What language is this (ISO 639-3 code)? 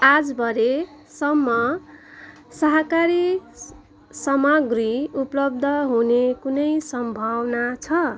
nep